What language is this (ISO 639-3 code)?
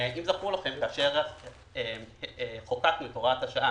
heb